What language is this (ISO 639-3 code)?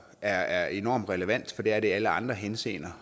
dan